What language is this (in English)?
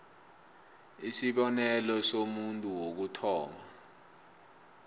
South Ndebele